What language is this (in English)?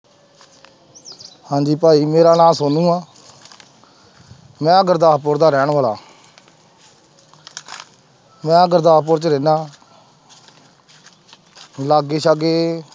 Punjabi